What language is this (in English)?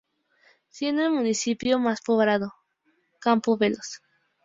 Spanish